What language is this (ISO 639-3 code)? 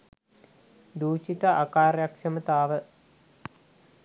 sin